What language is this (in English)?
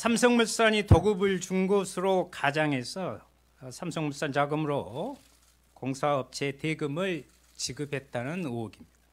Korean